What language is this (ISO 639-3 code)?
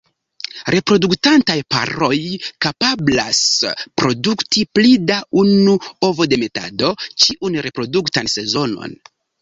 epo